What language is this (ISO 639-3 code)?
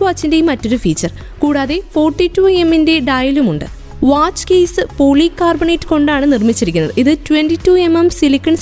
mal